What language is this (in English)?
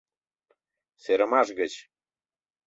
Mari